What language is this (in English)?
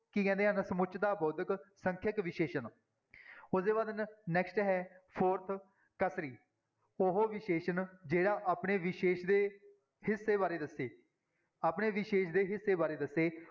Punjabi